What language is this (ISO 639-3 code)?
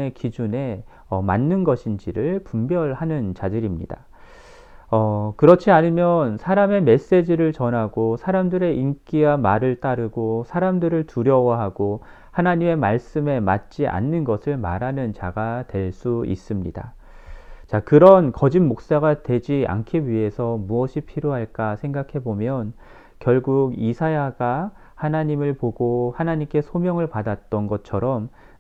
kor